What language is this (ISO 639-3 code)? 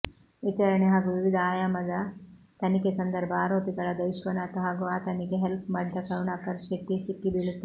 kan